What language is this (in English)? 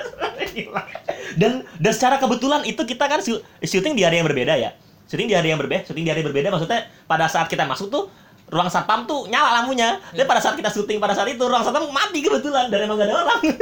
Indonesian